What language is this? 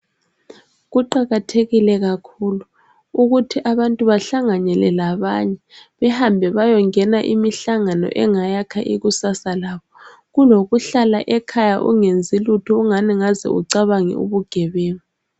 North Ndebele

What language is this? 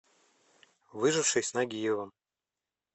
Russian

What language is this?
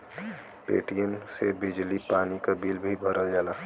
Bhojpuri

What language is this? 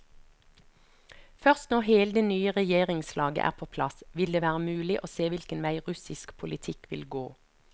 Norwegian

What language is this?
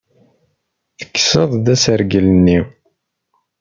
Kabyle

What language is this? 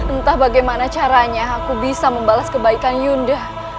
Indonesian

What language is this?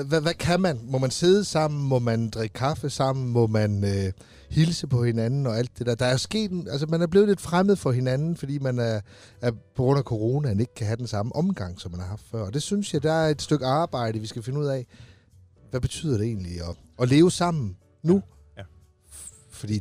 Danish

